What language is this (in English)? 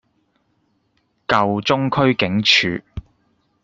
Cantonese